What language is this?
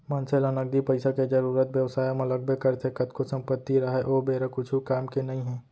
Chhattisgarhi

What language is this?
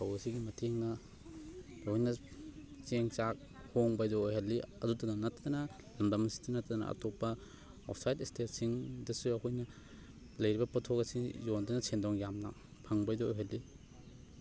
Manipuri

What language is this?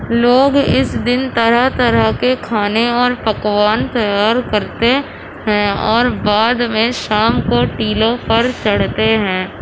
Urdu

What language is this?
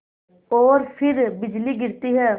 Hindi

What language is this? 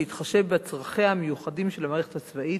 Hebrew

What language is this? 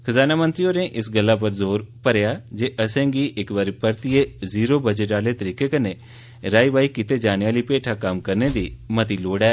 Dogri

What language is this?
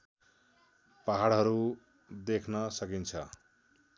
Nepali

